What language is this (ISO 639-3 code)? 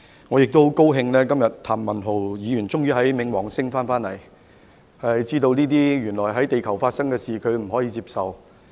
yue